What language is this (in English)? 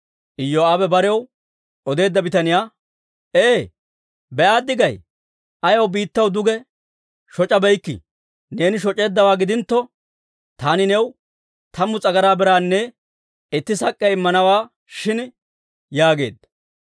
Dawro